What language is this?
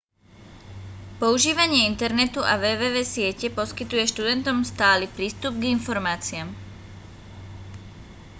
Slovak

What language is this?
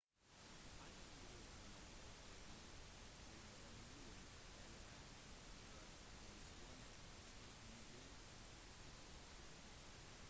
Norwegian Bokmål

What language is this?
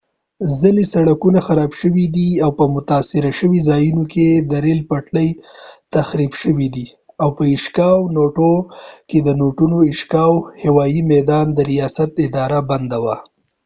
Pashto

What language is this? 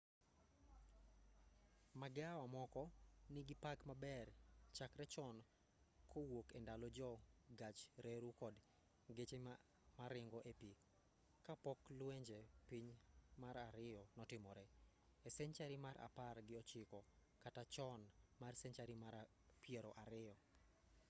Luo (Kenya and Tanzania)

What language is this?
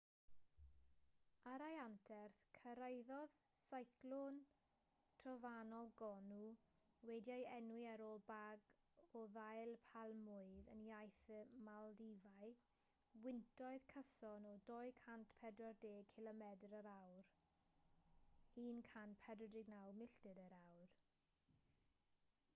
Welsh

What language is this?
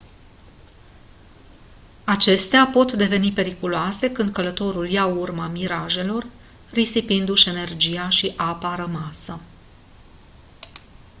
Romanian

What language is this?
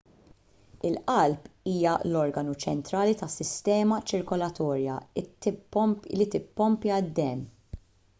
Maltese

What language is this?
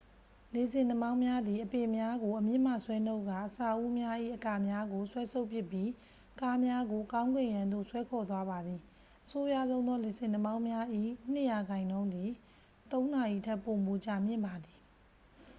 Burmese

